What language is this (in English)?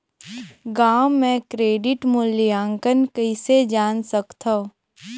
Chhattisgarhi